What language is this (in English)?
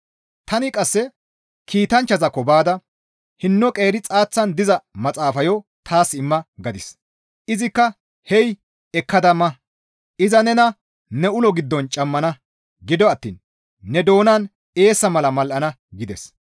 Gamo